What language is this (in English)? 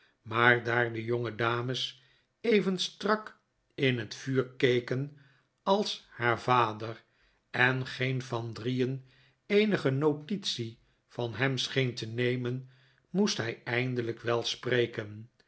Dutch